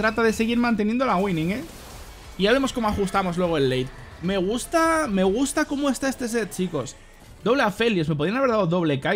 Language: Spanish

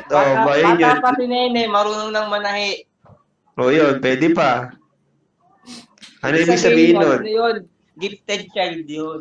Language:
Filipino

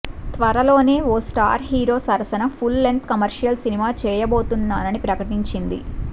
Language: Telugu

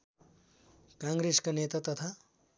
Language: Nepali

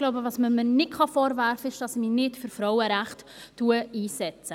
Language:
Swiss German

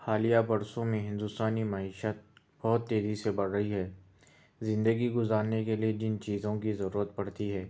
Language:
Urdu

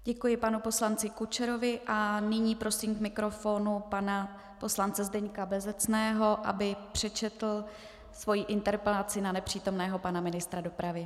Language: Czech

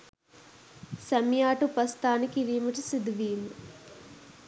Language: Sinhala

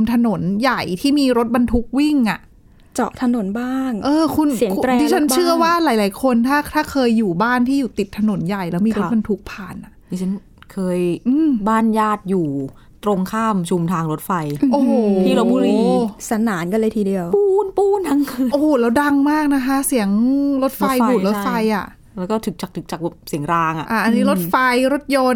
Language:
Thai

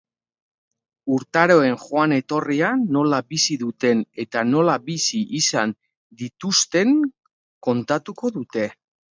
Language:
Basque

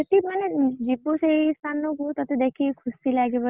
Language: Odia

